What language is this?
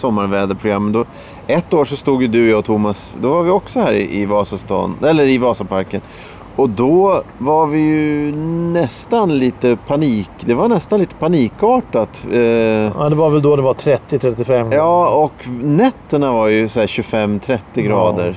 Swedish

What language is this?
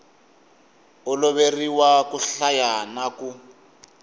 Tsonga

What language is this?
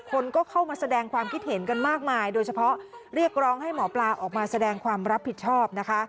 Thai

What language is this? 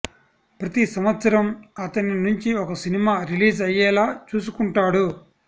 Telugu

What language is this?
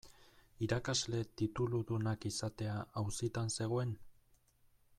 Basque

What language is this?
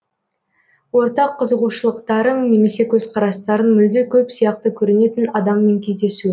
Kazakh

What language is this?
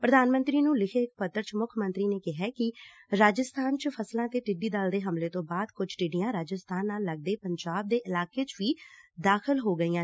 Punjabi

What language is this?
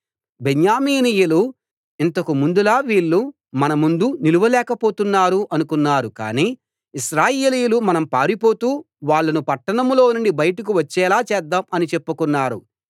Telugu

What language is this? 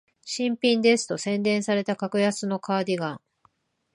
Japanese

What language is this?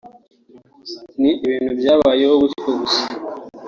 Kinyarwanda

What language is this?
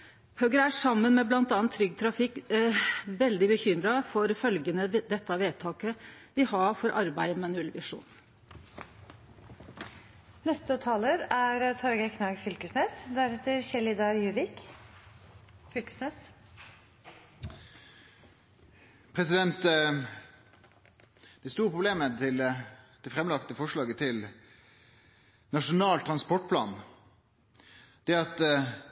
Norwegian Nynorsk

